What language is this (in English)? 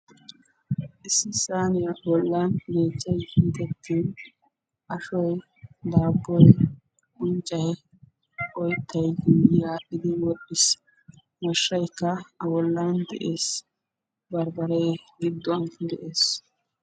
Wolaytta